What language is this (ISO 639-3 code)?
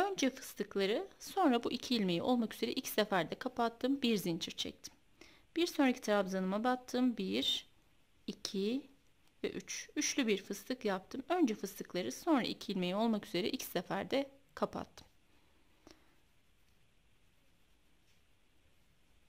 tur